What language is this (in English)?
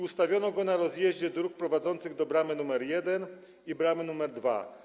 Polish